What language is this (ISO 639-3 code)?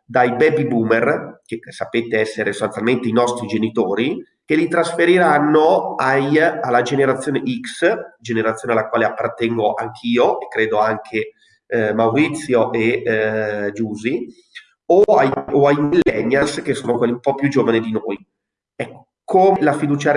ita